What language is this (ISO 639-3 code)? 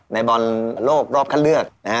tha